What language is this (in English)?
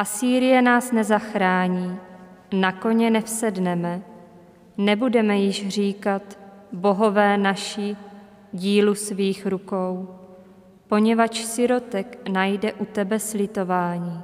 Czech